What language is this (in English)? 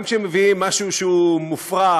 Hebrew